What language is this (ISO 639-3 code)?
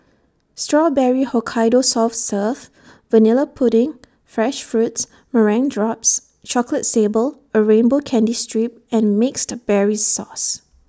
eng